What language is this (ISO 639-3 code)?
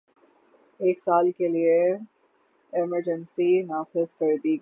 urd